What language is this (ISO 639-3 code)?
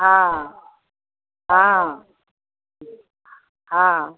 mai